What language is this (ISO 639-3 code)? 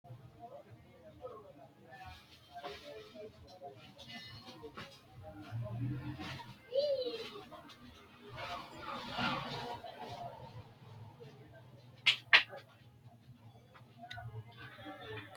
sid